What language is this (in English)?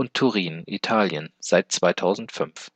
German